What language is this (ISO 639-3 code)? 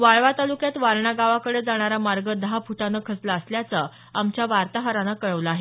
mar